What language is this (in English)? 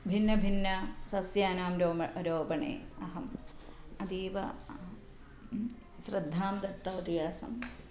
Sanskrit